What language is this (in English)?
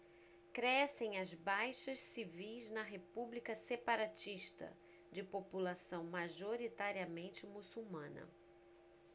Portuguese